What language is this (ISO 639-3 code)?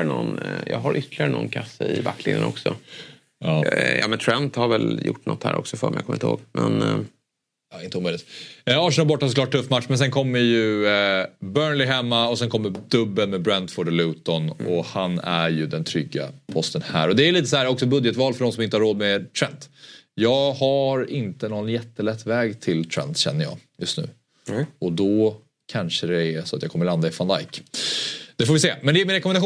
swe